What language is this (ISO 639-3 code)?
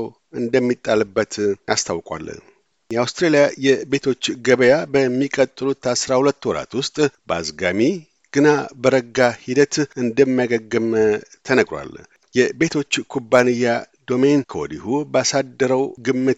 amh